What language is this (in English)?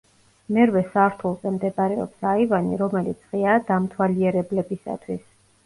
Georgian